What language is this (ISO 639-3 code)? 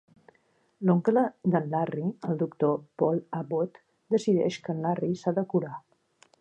cat